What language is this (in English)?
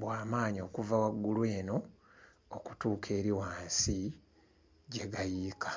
Ganda